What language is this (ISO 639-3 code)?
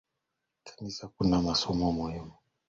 swa